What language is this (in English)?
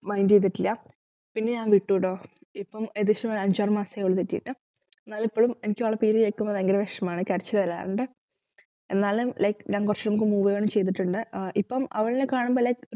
Malayalam